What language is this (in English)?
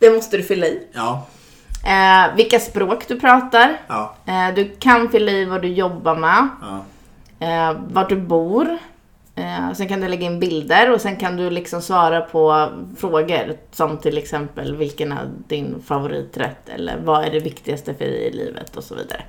Swedish